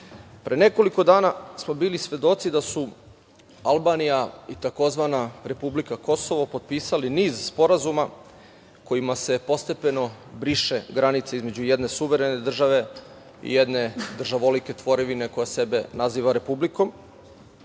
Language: Serbian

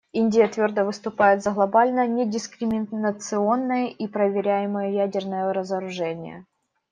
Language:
Russian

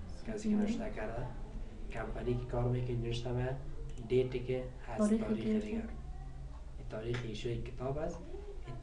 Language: Persian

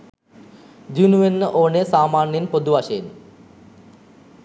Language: Sinhala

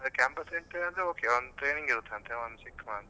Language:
Kannada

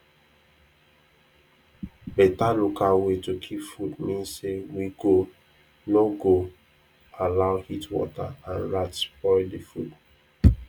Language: Nigerian Pidgin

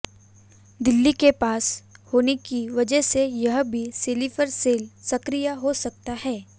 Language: Hindi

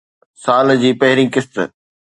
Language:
Sindhi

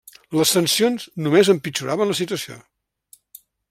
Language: Catalan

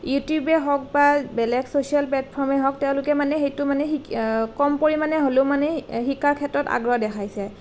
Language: Assamese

